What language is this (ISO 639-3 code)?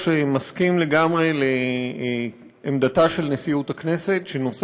heb